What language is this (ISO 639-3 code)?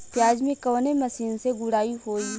bho